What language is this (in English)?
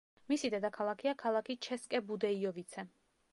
Georgian